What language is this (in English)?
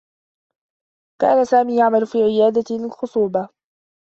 Arabic